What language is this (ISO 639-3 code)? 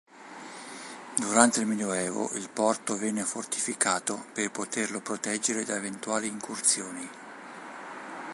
ita